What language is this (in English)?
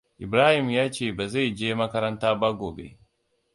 Hausa